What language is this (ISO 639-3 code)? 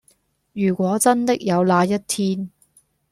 yue